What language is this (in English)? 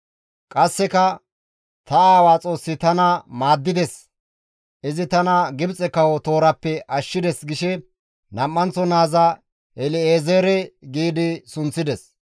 Gamo